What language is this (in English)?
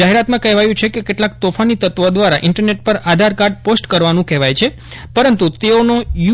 Gujarati